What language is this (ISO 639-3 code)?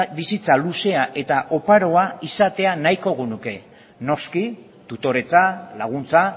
eus